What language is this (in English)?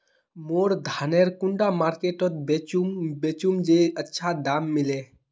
Magahi